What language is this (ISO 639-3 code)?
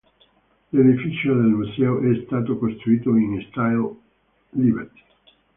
ita